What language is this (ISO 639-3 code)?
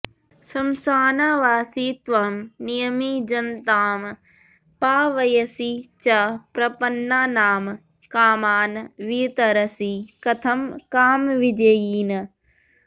san